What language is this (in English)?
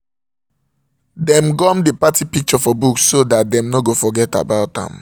Nigerian Pidgin